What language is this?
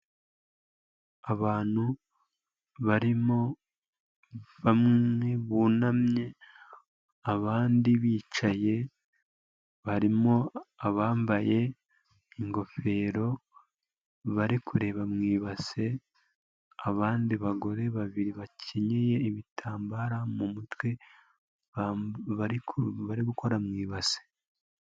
Kinyarwanda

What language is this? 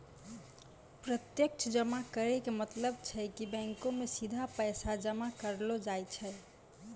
Maithili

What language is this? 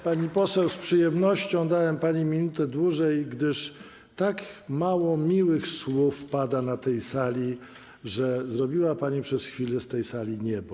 Polish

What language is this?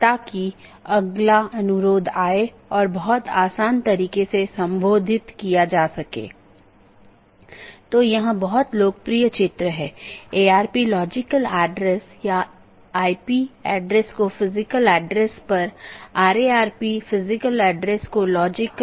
Hindi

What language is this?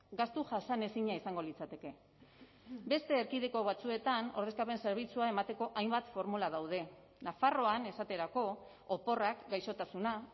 Basque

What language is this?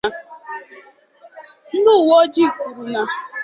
Igbo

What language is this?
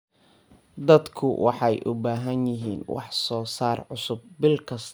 Somali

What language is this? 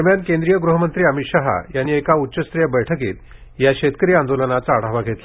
Marathi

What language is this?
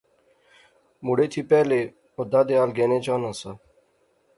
Pahari-Potwari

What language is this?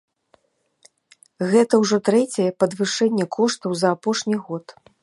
Belarusian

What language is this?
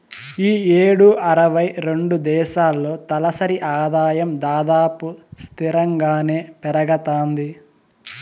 Telugu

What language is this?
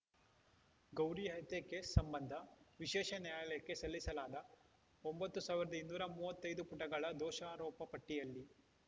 Kannada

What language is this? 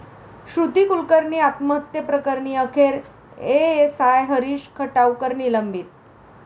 Marathi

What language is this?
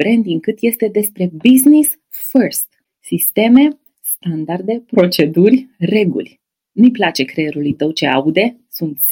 Romanian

